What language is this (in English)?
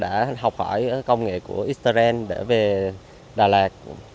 Vietnamese